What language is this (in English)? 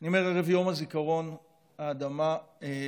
Hebrew